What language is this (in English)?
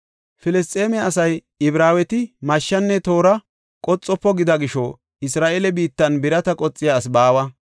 Gofa